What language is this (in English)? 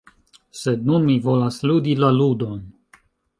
Esperanto